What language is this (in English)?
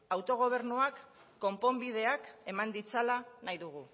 Basque